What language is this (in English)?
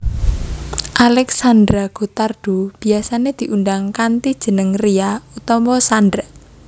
Javanese